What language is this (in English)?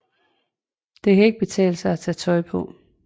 Danish